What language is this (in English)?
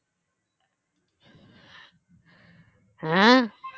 Bangla